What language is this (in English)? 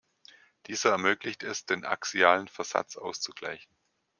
German